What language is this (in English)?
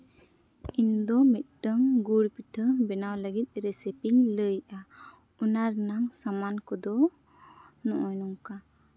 Santali